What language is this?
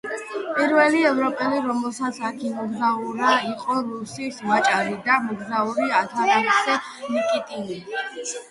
Georgian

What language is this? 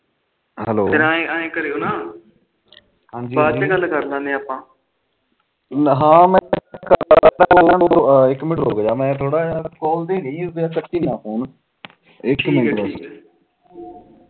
Punjabi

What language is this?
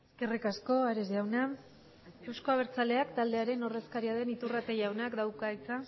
Basque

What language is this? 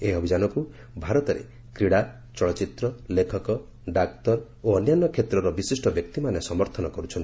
Odia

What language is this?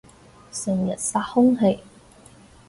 Cantonese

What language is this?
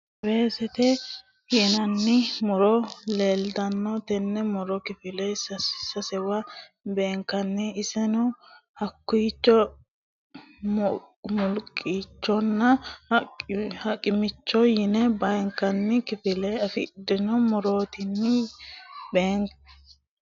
Sidamo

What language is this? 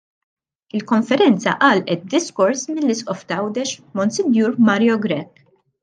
Maltese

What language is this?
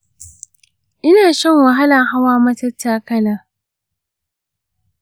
Hausa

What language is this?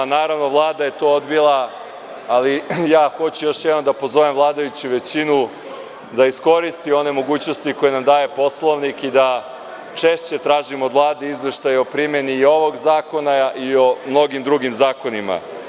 Serbian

